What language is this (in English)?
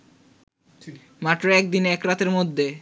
Bangla